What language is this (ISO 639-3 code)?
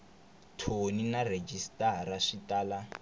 tso